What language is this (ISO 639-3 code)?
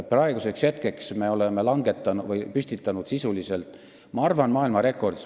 est